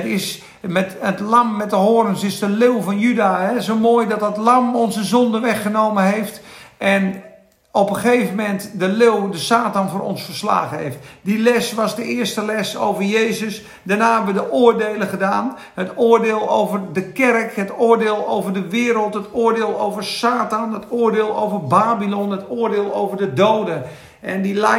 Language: Dutch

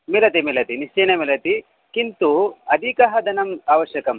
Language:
Sanskrit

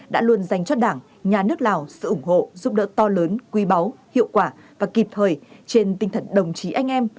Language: Vietnamese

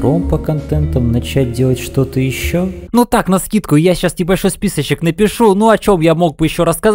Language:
Russian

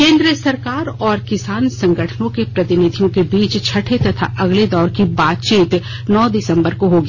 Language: Hindi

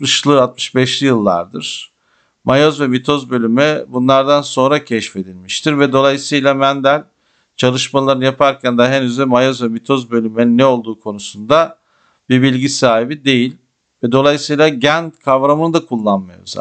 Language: Turkish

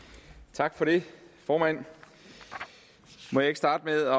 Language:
Danish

